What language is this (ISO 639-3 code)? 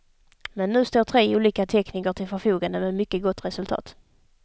swe